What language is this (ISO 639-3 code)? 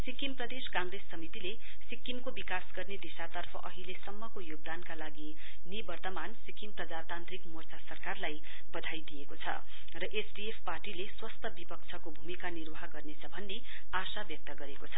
nep